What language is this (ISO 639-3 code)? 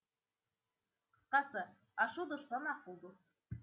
kaz